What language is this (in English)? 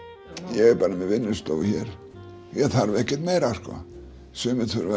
Icelandic